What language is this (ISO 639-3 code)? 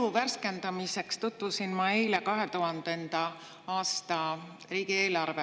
est